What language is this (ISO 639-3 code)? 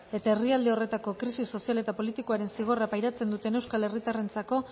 eus